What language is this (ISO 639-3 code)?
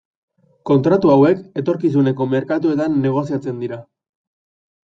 eus